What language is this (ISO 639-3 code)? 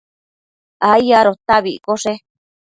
mcf